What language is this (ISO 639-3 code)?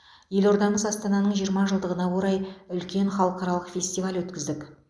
kaz